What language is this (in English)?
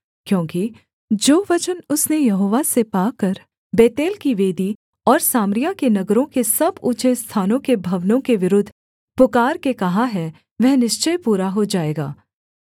Hindi